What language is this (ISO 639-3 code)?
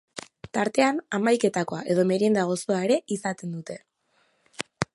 eus